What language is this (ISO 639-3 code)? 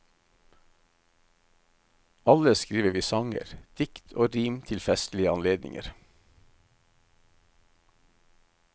nor